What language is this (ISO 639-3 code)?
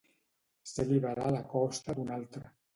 cat